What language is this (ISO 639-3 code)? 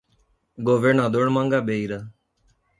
por